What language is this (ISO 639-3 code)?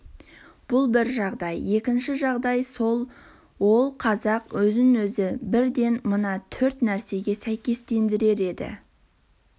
kaz